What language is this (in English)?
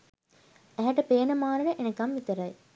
Sinhala